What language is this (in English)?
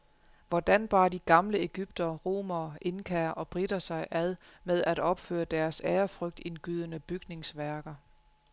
Danish